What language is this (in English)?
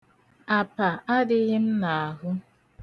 Igbo